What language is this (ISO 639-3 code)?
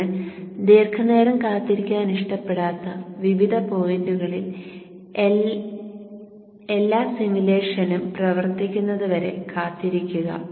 mal